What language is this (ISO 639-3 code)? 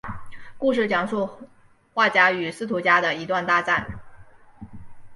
zho